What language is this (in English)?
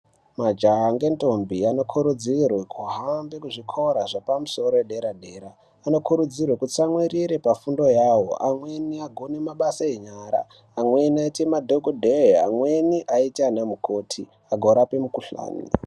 Ndau